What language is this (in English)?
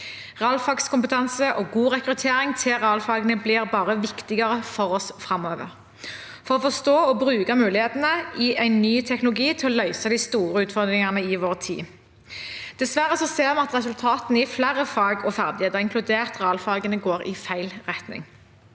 Norwegian